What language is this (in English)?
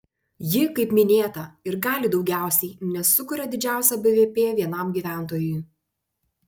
Lithuanian